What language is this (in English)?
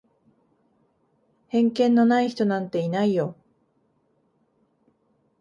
Japanese